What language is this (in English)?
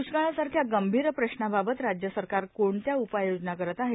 Marathi